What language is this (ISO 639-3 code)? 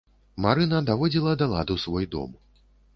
bel